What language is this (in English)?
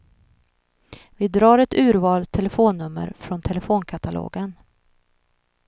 Swedish